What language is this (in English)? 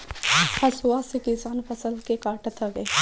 Bhojpuri